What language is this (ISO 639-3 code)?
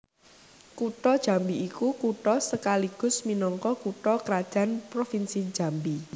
jav